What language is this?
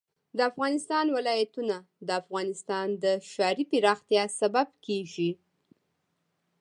Pashto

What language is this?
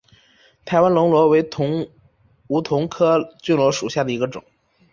Chinese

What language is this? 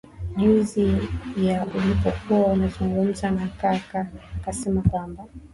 Swahili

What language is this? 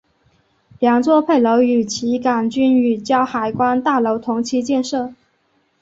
Chinese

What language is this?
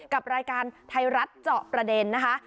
Thai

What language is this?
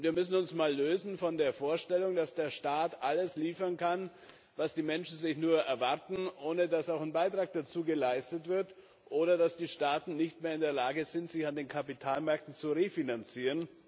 German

